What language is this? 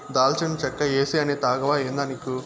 Telugu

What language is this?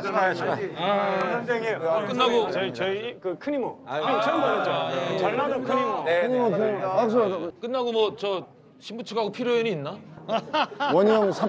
Korean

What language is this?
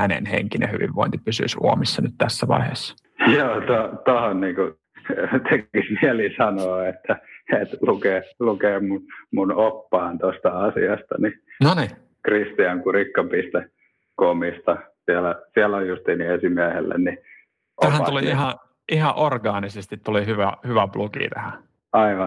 Finnish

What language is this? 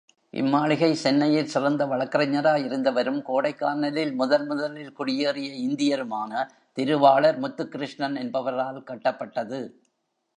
Tamil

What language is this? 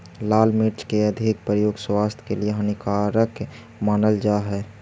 Magahi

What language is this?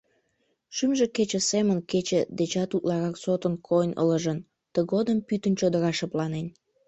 Mari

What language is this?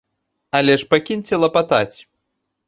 Belarusian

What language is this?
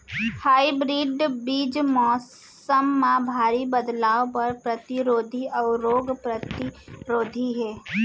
Chhattisgarhi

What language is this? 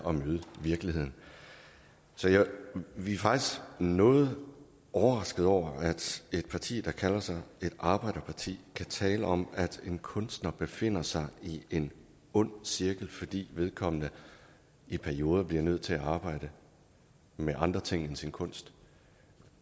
Danish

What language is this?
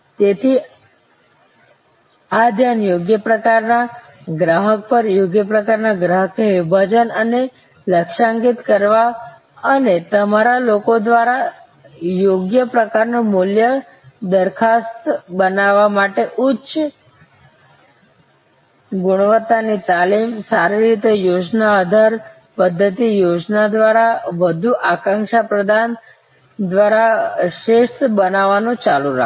Gujarati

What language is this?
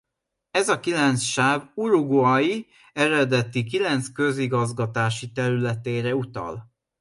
Hungarian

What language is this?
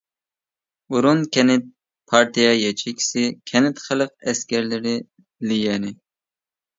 Uyghur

